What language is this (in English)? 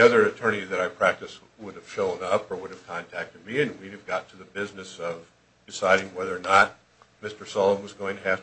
English